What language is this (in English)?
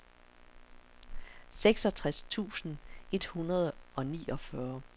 Danish